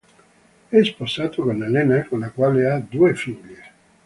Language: Italian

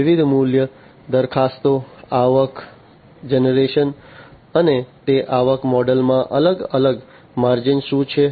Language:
Gujarati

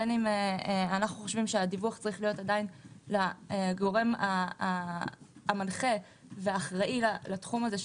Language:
Hebrew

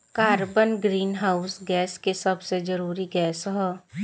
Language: Bhojpuri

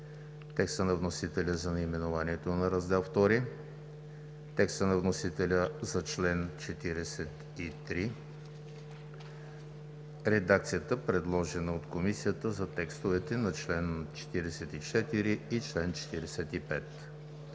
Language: Bulgarian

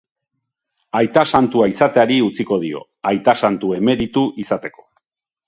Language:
Basque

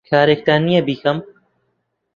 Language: Central Kurdish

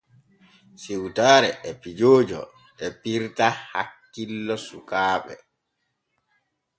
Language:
Borgu Fulfulde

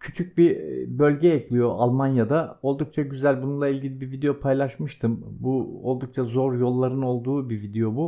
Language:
Turkish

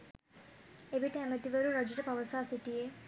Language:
Sinhala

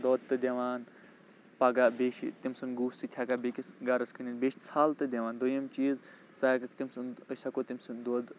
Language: Kashmiri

